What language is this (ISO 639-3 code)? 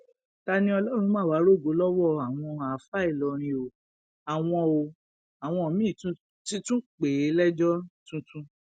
yor